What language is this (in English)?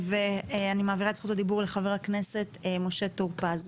Hebrew